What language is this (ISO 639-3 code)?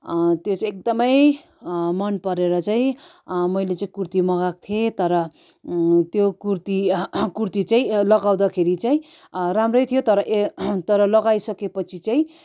nep